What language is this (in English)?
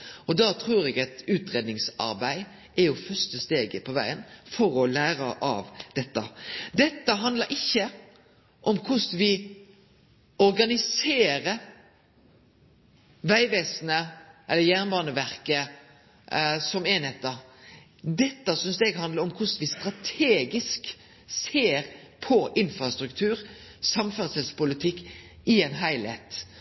Norwegian Nynorsk